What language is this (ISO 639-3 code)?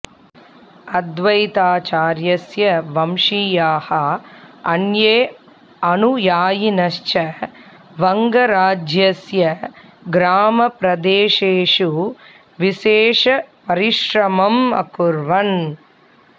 san